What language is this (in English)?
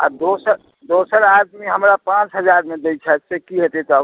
Maithili